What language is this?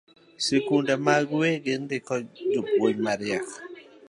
Luo (Kenya and Tanzania)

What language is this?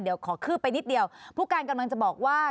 Thai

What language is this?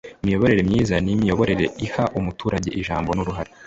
Kinyarwanda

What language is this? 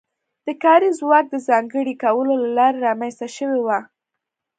Pashto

